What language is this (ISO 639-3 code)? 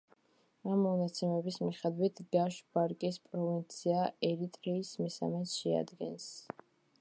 kat